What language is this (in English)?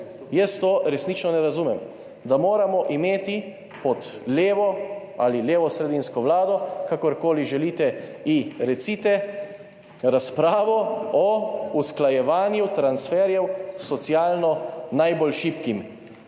Slovenian